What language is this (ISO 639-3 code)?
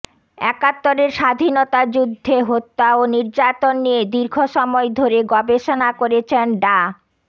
ben